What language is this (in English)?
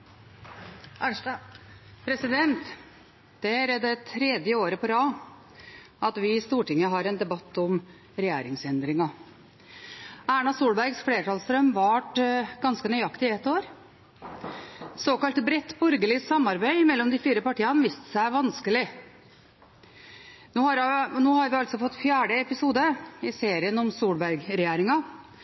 Norwegian Bokmål